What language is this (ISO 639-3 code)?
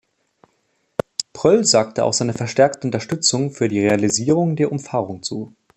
deu